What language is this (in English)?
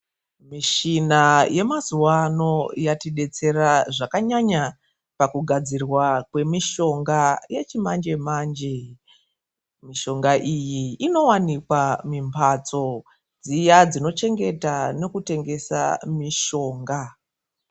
Ndau